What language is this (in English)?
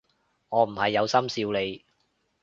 Cantonese